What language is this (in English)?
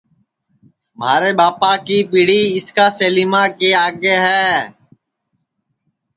Sansi